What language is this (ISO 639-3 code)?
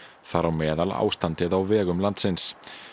isl